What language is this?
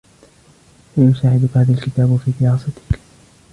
Arabic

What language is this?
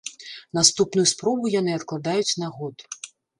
Belarusian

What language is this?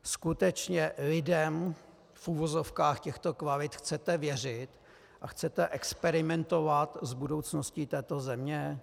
Czech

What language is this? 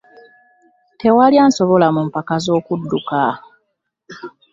Ganda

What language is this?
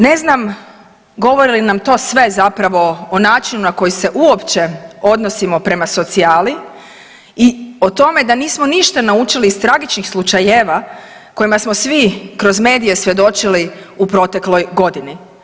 Croatian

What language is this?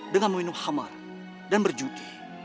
Indonesian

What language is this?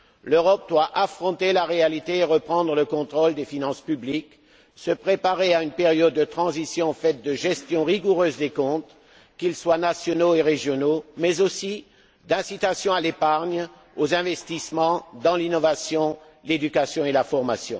French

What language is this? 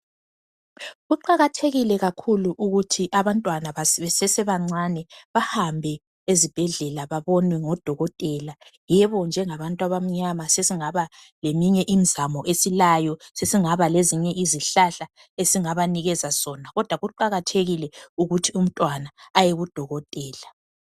North Ndebele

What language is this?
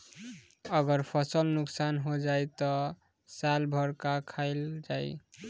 Bhojpuri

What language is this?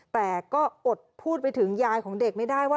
Thai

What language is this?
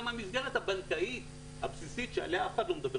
Hebrew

